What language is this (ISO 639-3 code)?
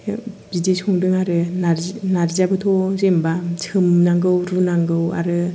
brx